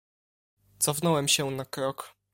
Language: Polish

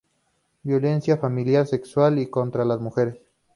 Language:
Spanish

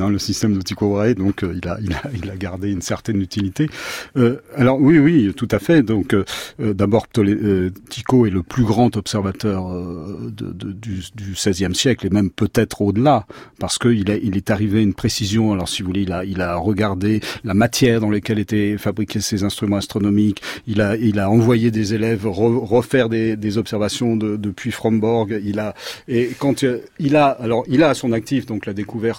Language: French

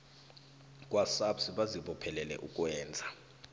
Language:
South Ndebele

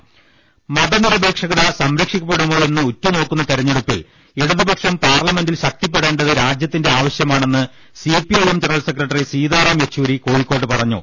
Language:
Malayalam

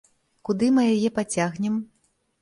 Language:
Belarusian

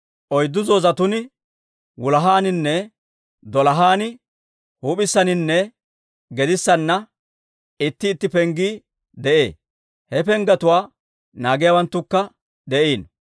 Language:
Dawro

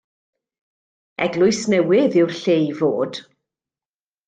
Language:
Welsh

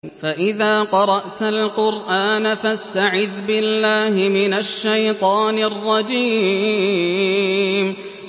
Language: Arabic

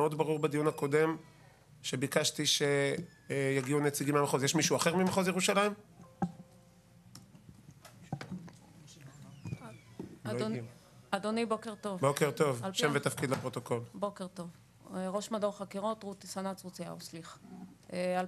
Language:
Hebrew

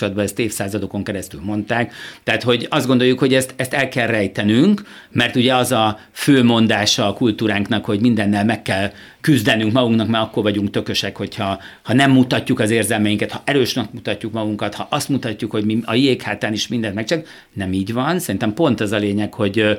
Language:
Hungarian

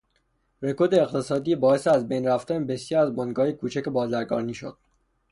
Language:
Persian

